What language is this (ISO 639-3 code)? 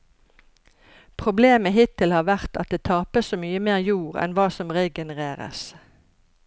nor